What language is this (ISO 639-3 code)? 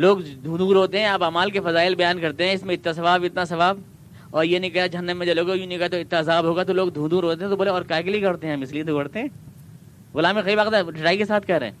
urd